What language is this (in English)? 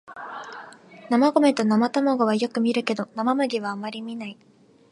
Japanese